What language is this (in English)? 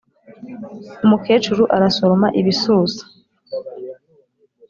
Kinyarwanda